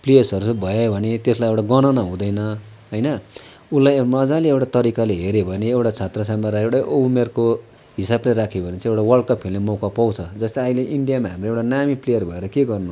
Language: Nepali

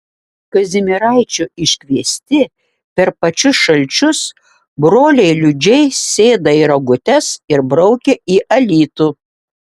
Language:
Lithuanian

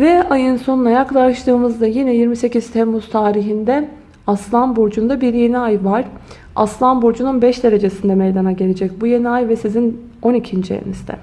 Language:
Turkish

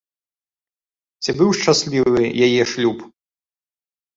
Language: Belarusian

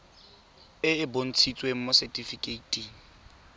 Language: Tswana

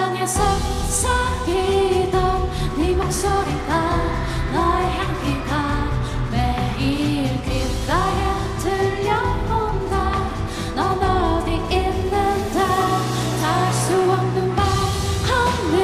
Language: Polish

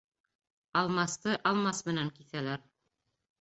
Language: Bashkir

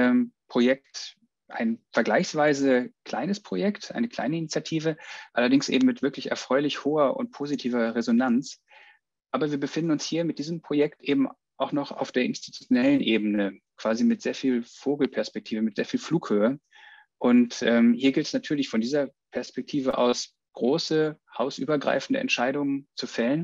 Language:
German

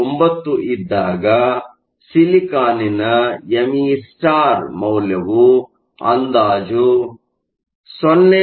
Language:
Kannada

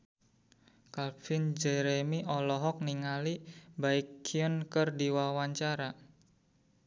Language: Sundanese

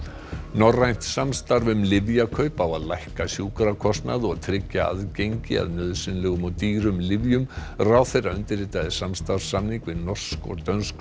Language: Icelandic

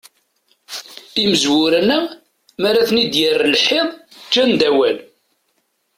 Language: Kabyle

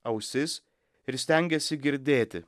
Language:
Lithuanian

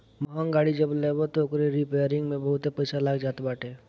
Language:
Bhojpuri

